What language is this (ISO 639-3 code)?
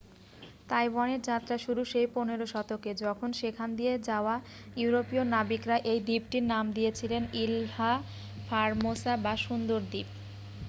ben